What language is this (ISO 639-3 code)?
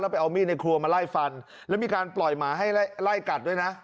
tha